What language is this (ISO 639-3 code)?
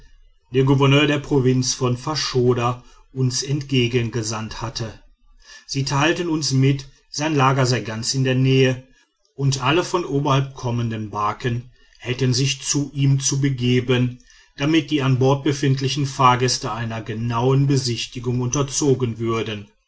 deu